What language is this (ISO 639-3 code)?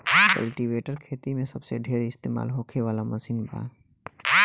bho